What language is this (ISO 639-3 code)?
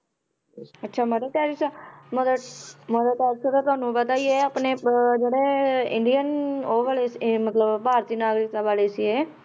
pan